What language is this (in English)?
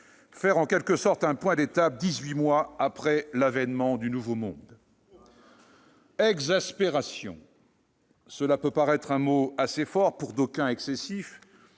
French